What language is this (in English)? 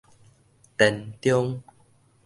Min Nan Chinese